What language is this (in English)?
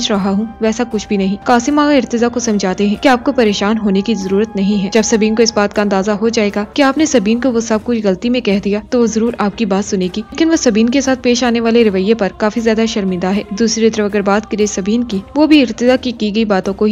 Hindi